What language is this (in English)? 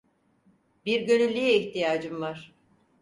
Turkish